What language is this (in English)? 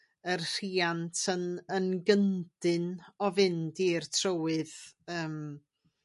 Welsh